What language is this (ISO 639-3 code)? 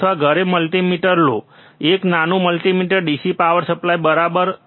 guj